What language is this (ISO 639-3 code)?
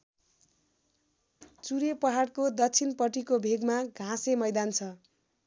nep